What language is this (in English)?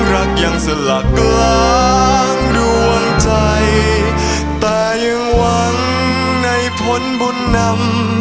Thai